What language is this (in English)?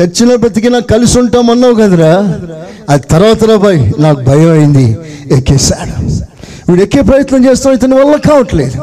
Telugu